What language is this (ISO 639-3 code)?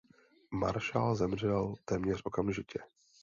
ces